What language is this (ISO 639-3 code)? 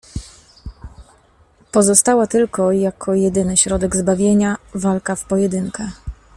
pol